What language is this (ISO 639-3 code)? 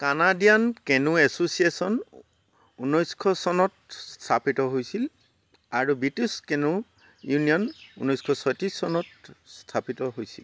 asm